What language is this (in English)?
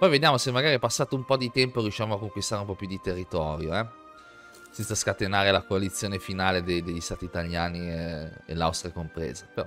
Italian